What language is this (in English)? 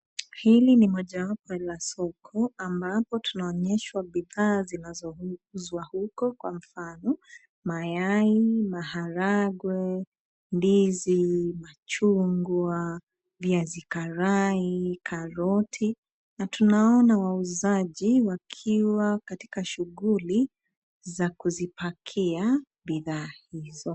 Swahili